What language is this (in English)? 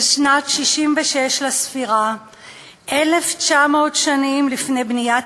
Hebrew